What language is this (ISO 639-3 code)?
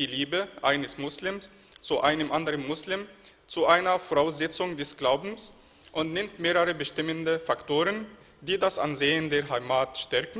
deu